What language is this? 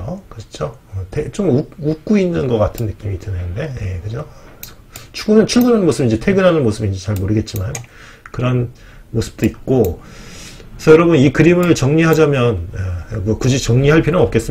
Korean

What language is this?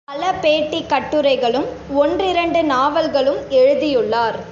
Tamil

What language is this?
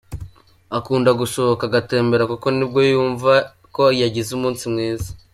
Kinyarwanda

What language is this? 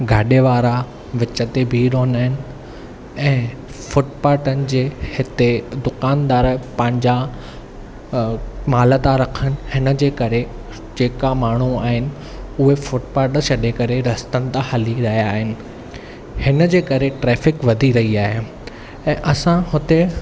Sindhi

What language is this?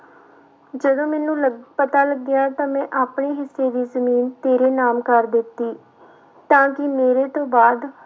Punjabi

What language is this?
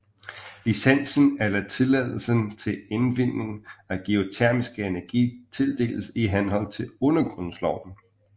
Danish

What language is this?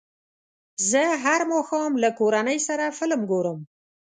Pashto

